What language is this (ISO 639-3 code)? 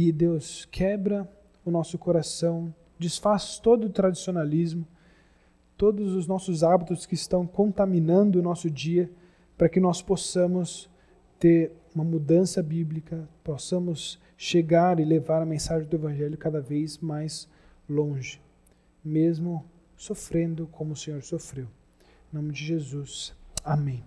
por